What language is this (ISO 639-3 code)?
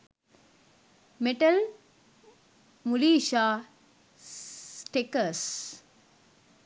sin